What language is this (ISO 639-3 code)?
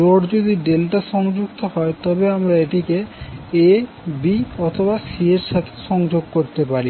ben